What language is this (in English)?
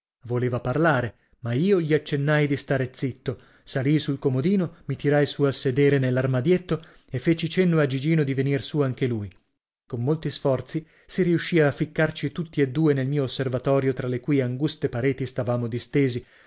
Italian